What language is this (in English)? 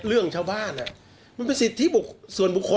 Thai